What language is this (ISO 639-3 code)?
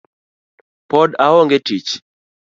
luo